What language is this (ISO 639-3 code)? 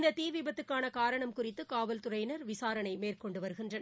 tam